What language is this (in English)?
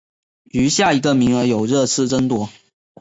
Chinese